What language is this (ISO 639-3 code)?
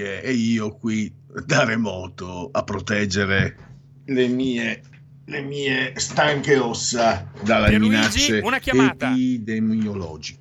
ita